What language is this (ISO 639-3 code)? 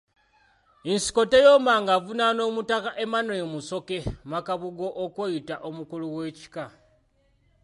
lug